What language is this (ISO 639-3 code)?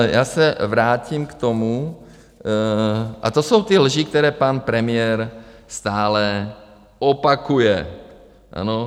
ces